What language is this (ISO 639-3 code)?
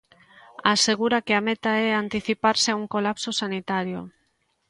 glg